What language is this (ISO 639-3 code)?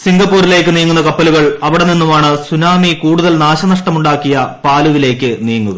mal